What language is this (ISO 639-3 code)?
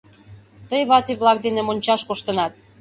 chm